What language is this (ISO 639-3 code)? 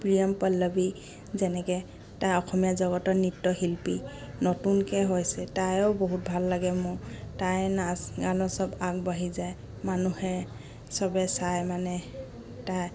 asm